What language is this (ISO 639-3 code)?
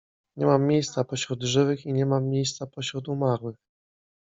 pol